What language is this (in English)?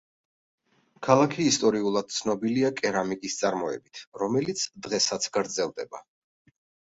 Georgian